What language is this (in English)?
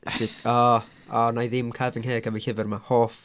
Welsh